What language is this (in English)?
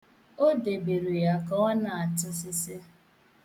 Igbo